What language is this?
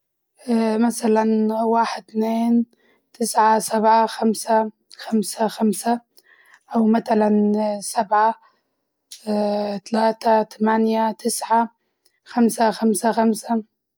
Libyan Arabic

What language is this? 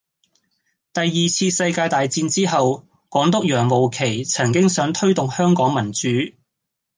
Cantonese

